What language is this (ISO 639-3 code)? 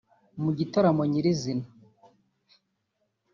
kin